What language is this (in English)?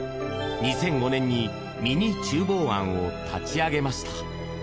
Japanese